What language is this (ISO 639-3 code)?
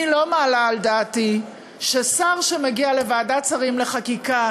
heb